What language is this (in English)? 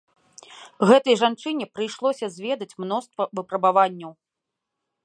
Belarusian